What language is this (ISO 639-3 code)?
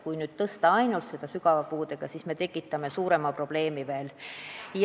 est